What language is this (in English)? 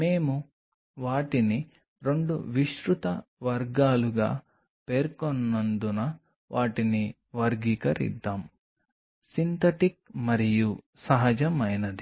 Telugu